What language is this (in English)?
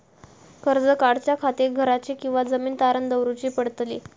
Marathi